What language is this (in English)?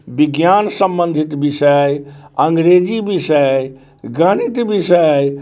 Maithili